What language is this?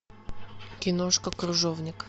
Russian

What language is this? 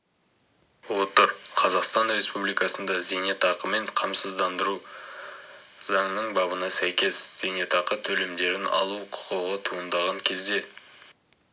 Kazakh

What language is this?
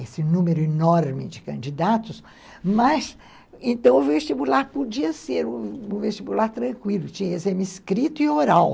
Portuguese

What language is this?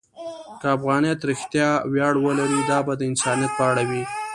Pashto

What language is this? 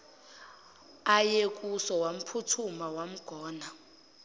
Zulu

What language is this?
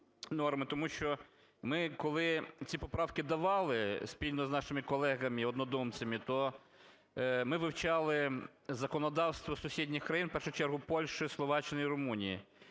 Ukrainian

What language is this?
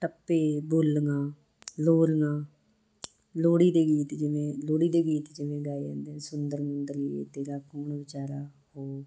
Punjabi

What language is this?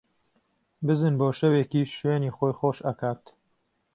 Central Kurdish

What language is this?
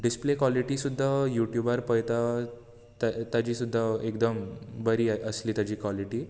Konkani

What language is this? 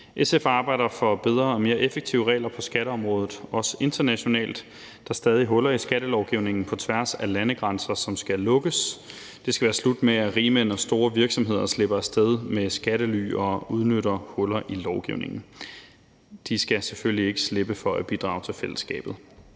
Danish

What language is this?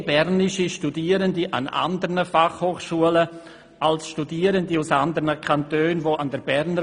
Swiss German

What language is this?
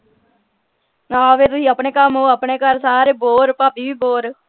Punjabi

